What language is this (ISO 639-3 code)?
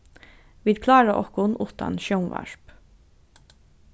fao